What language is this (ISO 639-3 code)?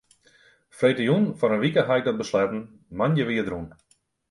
fry